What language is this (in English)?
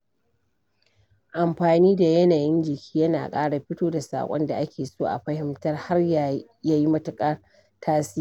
Hausa